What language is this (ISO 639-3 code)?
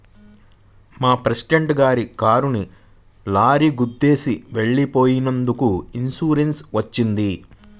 tel